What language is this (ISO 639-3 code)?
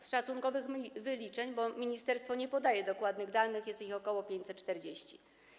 pol